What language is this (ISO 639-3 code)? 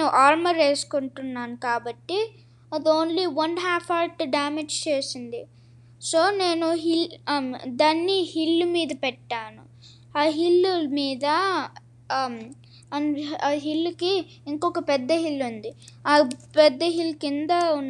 tel